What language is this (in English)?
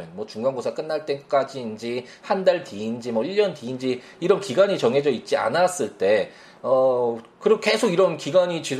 Korean